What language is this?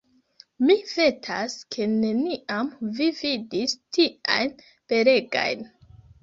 Esperanto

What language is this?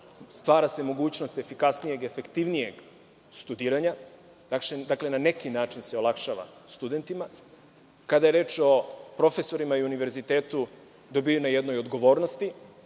Serbian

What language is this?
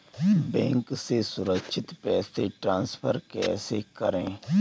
Hindi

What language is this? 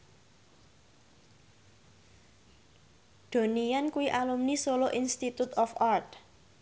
Javanese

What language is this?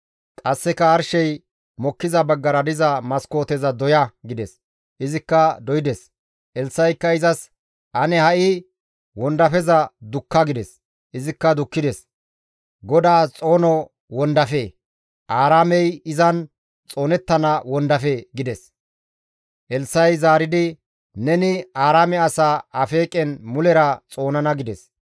Gamo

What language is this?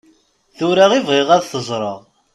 Kabyle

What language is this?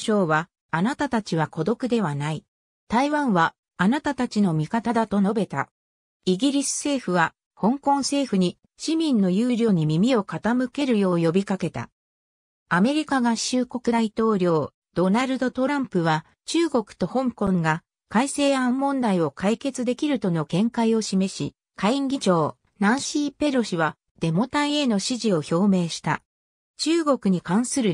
Japanese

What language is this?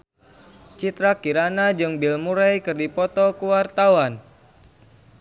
Sundanese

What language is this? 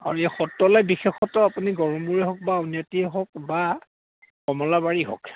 Assamese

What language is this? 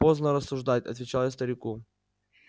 Russian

